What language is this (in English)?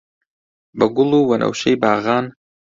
Central Kurdish